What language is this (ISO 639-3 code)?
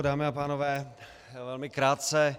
ces